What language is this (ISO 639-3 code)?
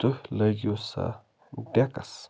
kas